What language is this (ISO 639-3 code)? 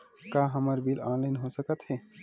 hne